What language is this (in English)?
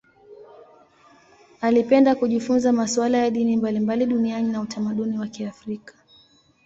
Swahili